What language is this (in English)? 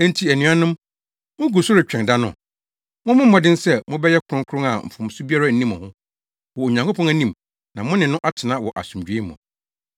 Akan